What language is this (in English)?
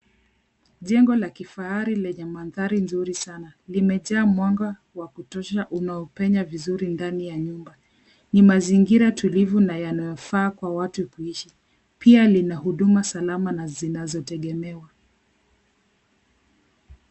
Swahili